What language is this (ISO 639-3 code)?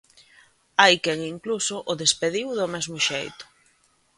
glg